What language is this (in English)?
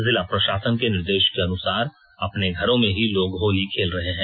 Hindi